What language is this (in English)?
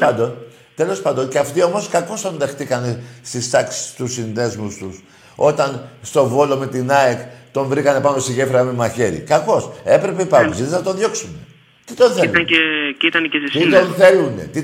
Greek